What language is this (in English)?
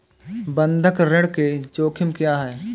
Hindi